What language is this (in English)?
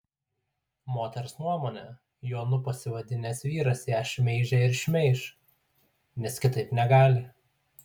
Lithuanian